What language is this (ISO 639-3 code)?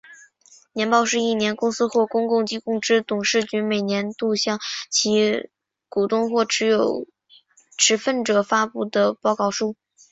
zho